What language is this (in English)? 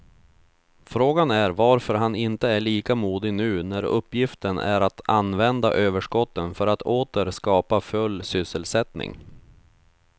Swedish